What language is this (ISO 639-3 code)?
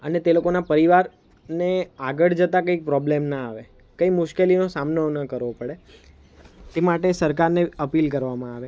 guj